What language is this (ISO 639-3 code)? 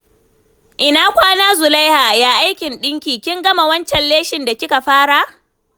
hau